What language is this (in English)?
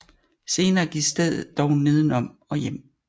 Danish